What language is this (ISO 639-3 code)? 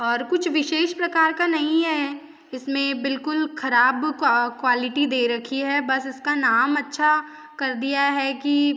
hin